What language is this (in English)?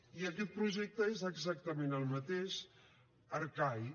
Catalan